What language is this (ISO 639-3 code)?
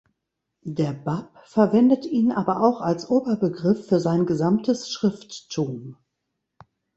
deu